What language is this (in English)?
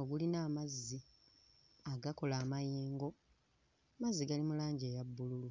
Ganda